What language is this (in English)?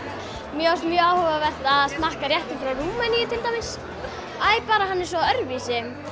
Icelandic